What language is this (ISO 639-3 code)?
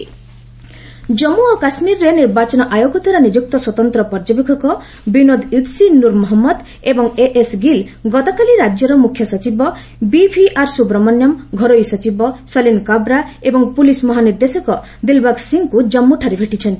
ori